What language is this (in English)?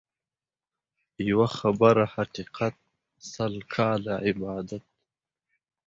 Pashto